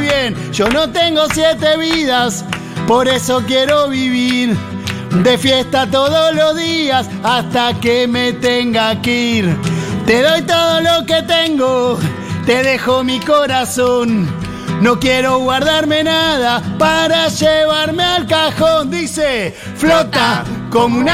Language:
Spanish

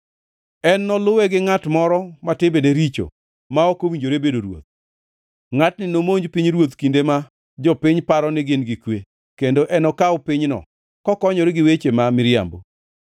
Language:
Luo (Kenya and Tanzania)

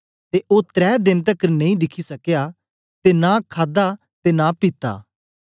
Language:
Dogri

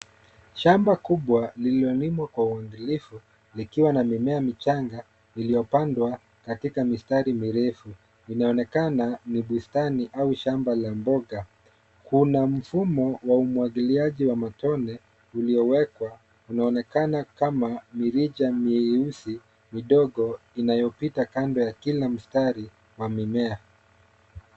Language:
Swahili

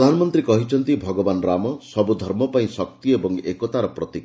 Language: Odia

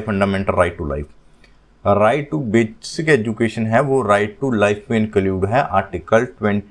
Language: Hindi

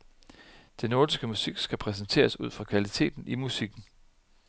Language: Danish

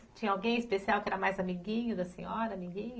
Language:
Portuguese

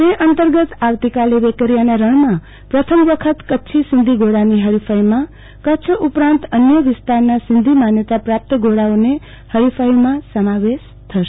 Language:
Gujarati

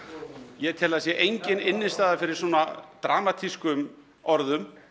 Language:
Icelandic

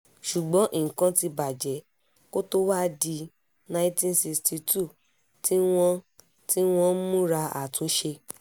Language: Yoruba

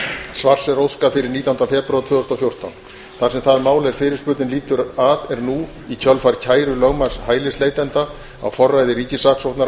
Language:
Icelandic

